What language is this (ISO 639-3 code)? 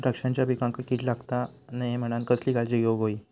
mar